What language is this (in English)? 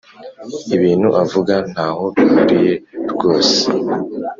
Kinyarwanda